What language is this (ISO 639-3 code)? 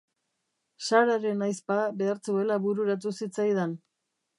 eus